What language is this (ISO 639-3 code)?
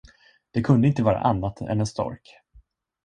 swe